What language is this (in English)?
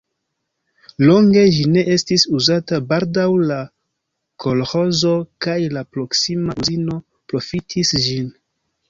Esperanto